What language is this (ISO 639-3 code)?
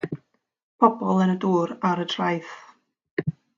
cym